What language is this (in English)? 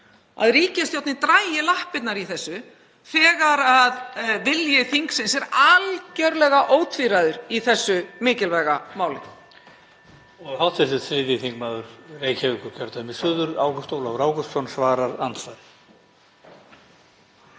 Icelandic